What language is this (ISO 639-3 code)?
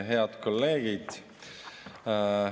est